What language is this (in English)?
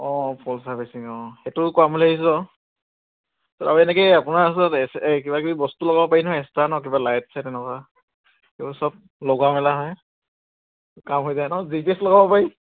Assamese